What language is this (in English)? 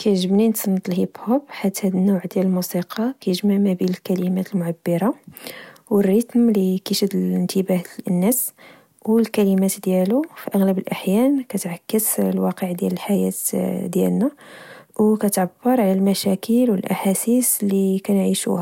Moroccan Arabic